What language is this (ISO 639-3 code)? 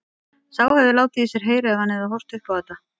isl